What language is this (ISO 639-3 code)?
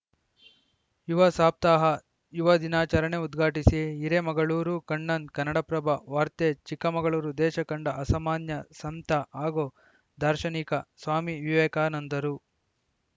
kan